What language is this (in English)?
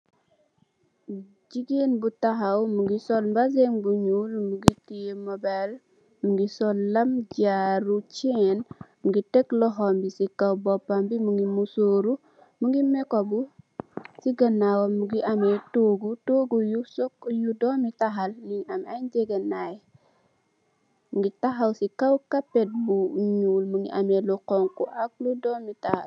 Wolof